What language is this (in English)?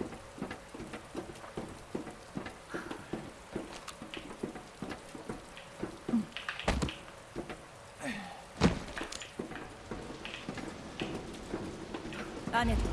Japanese